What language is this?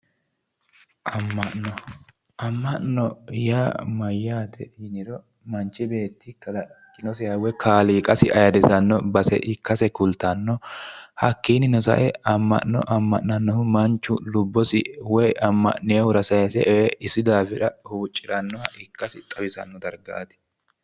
Sidamo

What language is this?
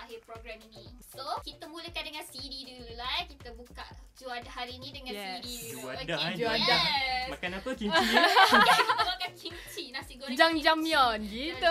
Malay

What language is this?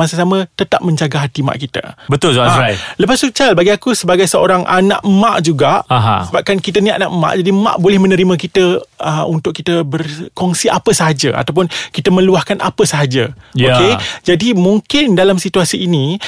Malay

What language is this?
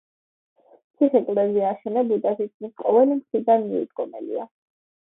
Georgian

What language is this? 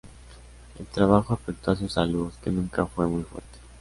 Spanish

